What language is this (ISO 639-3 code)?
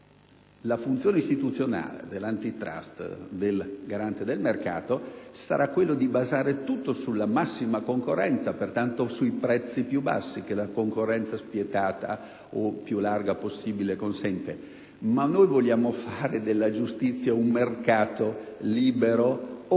ita